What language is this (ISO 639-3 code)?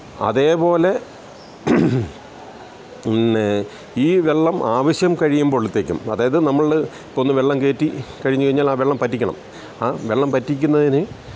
mal